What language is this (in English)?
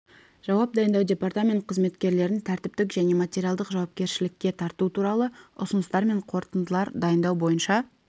Kazakh